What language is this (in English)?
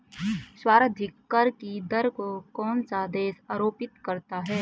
Hindi